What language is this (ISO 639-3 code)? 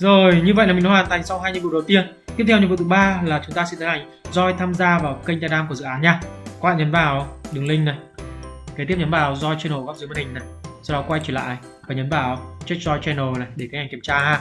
vie